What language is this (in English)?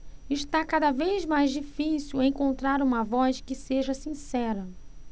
Portuguese